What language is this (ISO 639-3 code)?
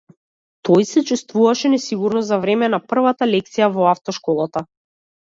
mkd